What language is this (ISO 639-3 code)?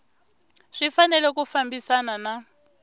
tso